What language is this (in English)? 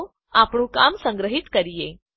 Gujarati